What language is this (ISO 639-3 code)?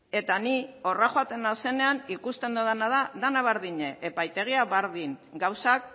eus